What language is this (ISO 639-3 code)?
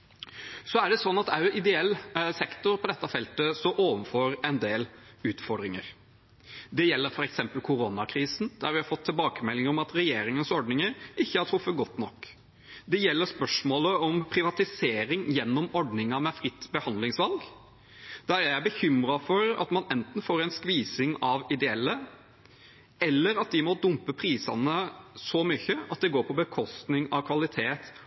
nob